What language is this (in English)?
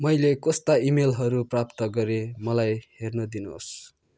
Nepali